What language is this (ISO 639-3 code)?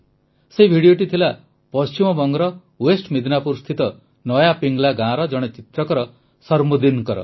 ori